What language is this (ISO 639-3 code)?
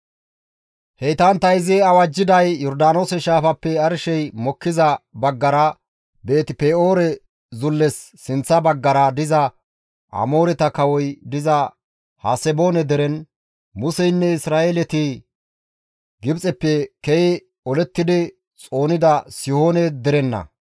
gmv